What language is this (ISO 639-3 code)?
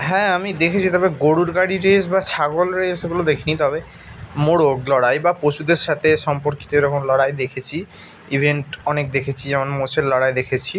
ben